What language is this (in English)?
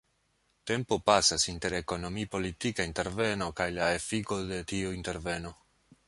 Esperanto